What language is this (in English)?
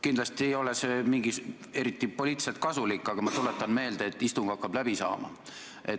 Estonian